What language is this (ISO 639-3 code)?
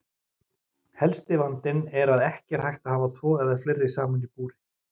isl